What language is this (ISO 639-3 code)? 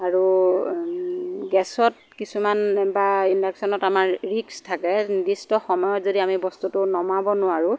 asm